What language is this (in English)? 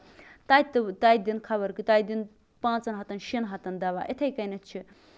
Kashmiri